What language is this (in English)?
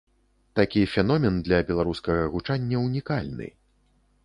Belarusian